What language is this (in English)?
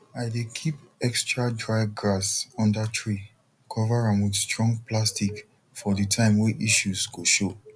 Nigerian Pidgin